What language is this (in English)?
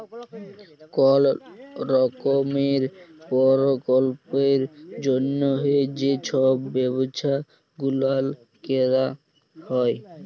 Bangla